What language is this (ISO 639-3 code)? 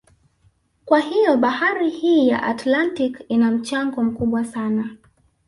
swa